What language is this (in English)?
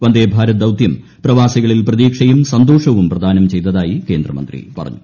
Malayalam